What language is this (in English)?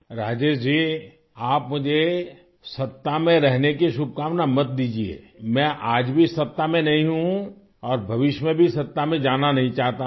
Urdu